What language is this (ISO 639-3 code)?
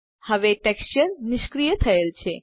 guj